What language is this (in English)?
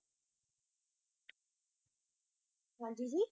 Punjabi